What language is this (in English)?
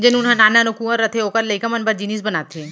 Chhattisgarhi